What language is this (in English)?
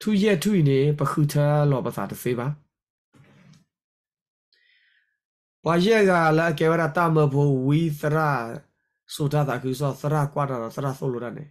Thai